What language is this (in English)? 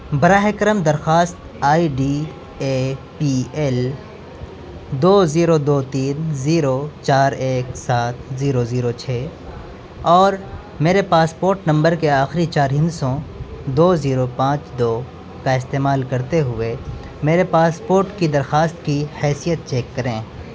Urdu